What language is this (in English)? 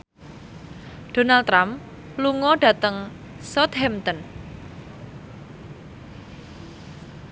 Javanese